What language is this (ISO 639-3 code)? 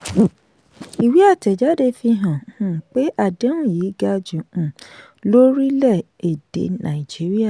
yor